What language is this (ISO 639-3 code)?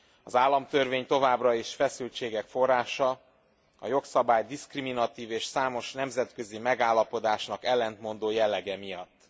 hun